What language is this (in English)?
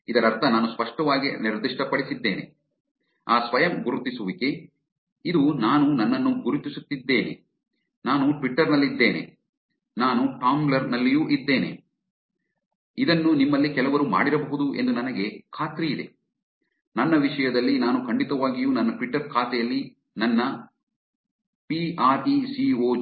Kannada